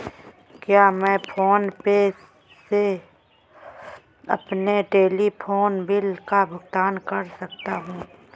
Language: Hindi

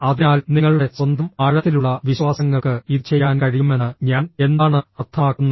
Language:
Malayalam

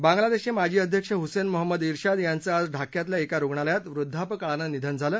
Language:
Marathi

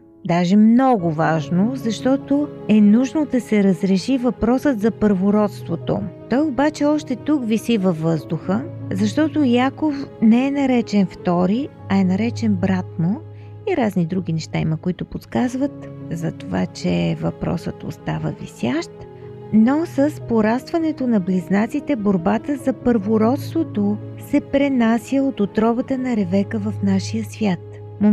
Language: Bulgarian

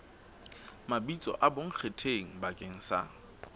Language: Southern Sotho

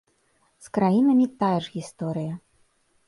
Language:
Belarusian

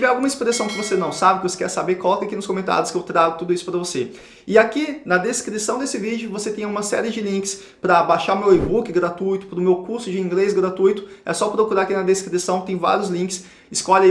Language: Portuguese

